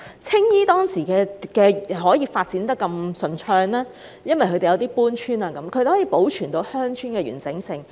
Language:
Cantonese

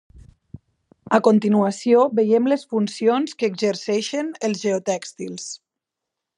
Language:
Catalan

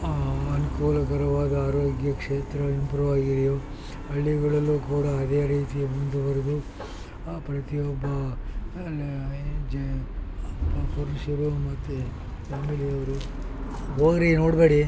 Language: Kannada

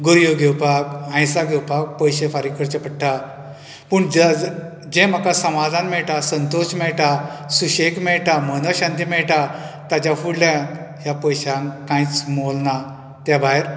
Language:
Konkani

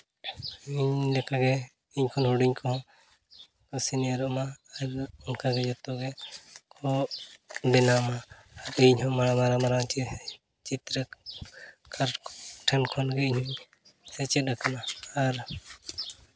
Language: Santali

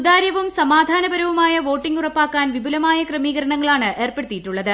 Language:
Malayalam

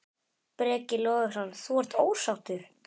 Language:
Icelandic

